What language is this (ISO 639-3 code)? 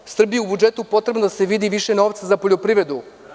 srp